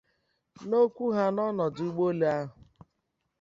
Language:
Igbo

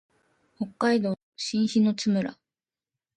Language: Japanese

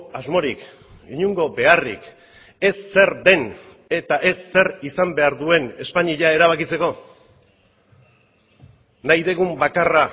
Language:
Basque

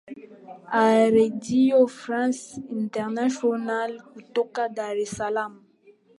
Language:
Swahili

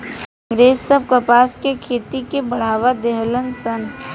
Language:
Bhojpuri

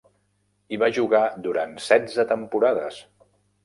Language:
Catalan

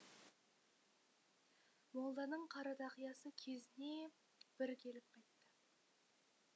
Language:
Kazakh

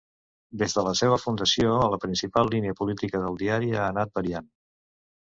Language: Catalan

